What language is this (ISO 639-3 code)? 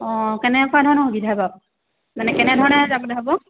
asm